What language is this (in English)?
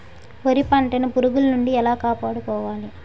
Telugu